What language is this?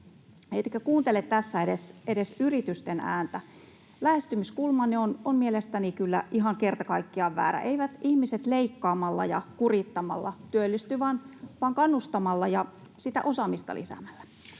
Finnish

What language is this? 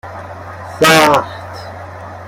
Persian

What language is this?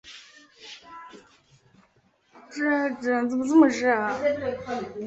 Chinese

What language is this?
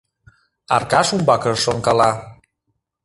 Mari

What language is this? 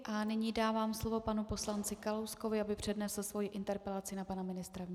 Czech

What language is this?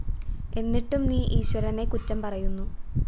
Malayalam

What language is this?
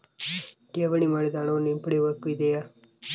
Kannada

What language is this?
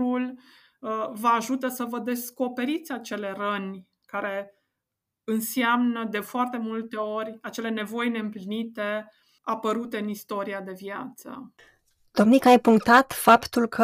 Romanian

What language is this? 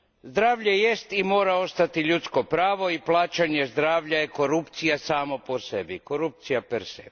Croatian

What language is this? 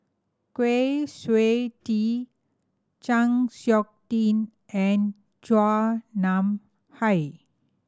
English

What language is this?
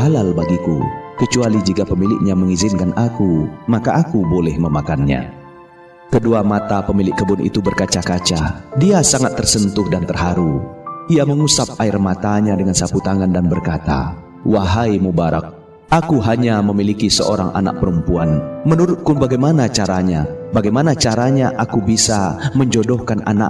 Indonesian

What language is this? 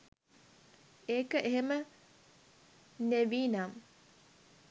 Sinhala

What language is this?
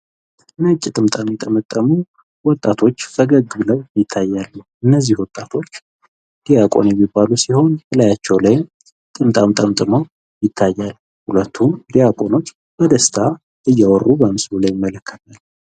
Amharic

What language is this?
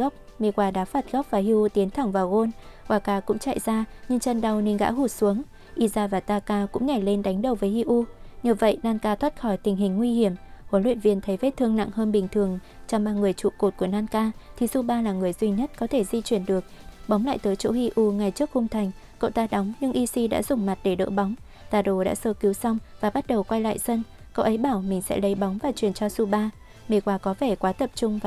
Vietnamese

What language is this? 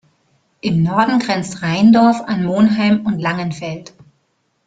German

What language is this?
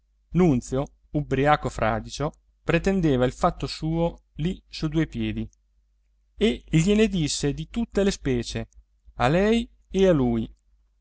Italian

